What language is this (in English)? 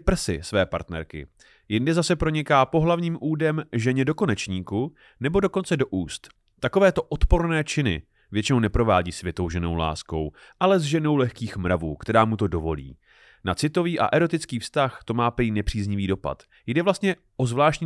Czech